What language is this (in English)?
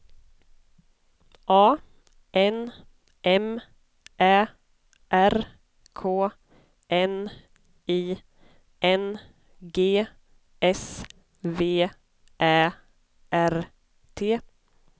Swedish